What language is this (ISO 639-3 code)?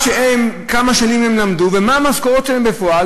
heb